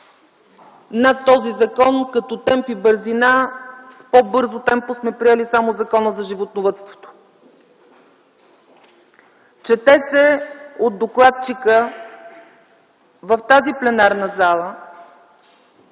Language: Bulgarian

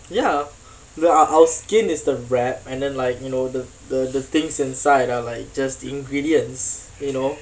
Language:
English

